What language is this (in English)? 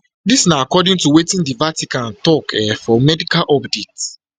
Nigerian Pidgin